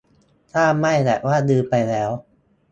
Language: Thai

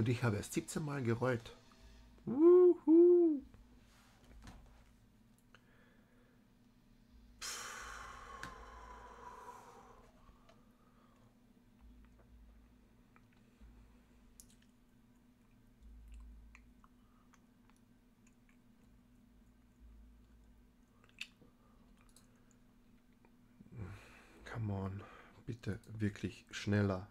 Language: German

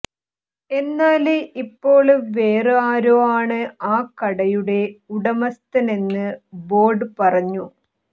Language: Malayalam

